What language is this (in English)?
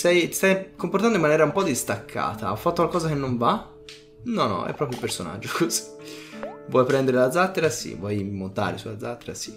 Italian